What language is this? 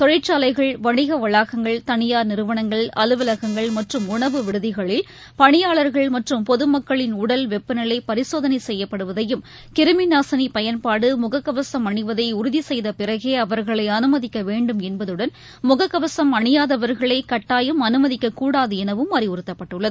Tamil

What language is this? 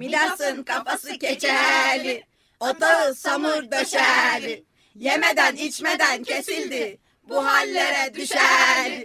Turkish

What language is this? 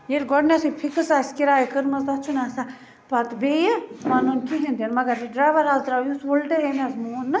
Kashmiri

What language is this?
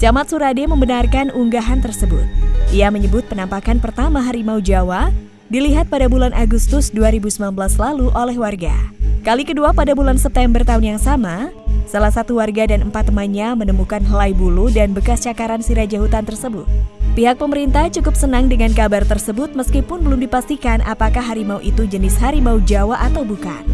Indonesian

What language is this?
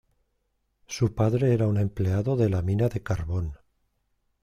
Spanish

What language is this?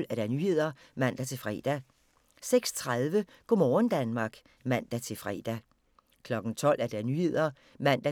Danish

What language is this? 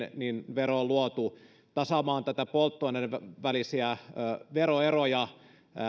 Finnish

